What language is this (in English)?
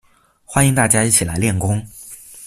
Chinese